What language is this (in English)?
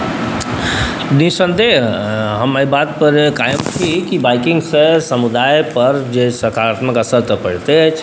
Maithili